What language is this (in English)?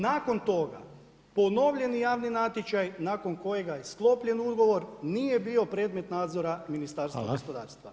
Croatian